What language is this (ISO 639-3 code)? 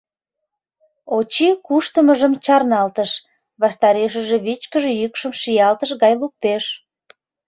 chm